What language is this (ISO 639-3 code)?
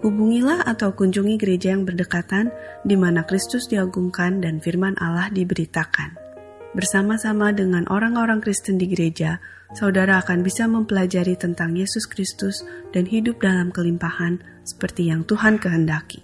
ind